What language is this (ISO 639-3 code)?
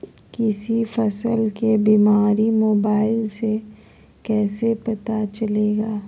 mag